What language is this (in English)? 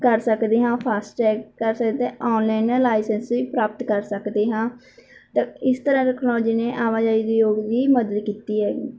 Punjabi